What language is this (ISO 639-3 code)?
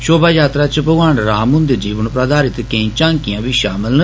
doi